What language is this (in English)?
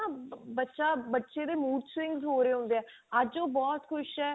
Punjabi